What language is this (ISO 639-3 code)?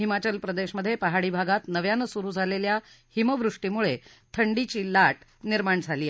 mar